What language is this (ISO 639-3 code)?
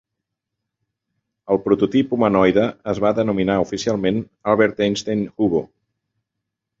cat